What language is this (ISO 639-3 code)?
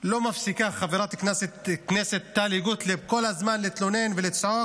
heb